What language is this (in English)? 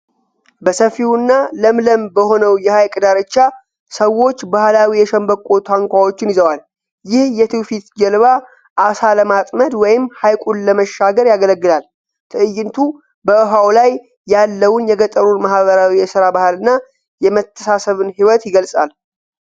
Amharic